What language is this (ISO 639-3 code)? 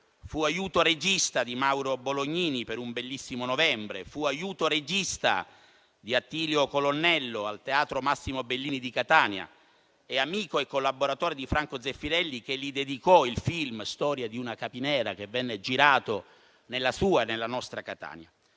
ita